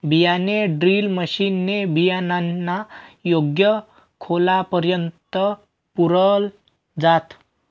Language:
Marathi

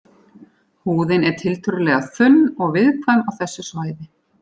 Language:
Icelandic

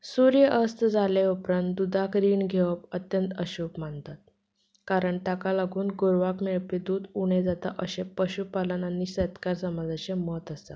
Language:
Konkani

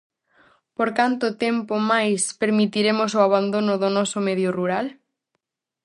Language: Galician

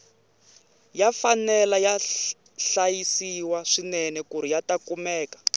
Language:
Tsonga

